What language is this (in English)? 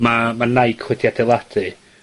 Welsh